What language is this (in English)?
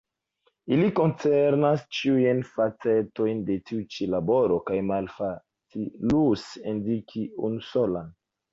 Esperanto